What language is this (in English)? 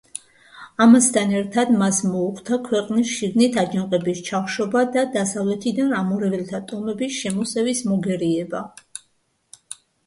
Georgian